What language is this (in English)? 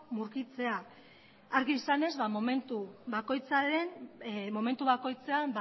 Basque